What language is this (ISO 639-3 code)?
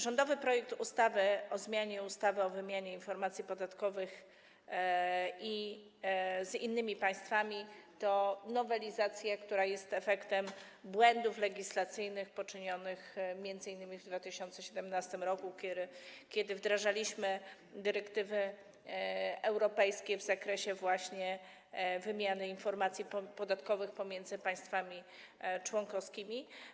pol